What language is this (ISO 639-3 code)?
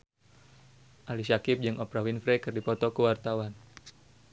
sun